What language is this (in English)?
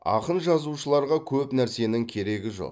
Kazakh